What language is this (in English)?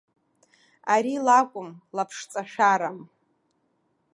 Abkhazian